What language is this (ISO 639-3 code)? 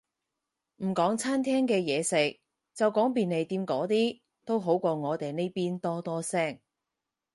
yue